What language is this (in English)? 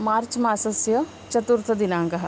Sanskrit